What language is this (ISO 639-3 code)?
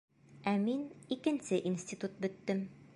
bak